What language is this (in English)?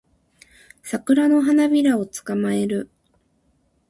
Japanese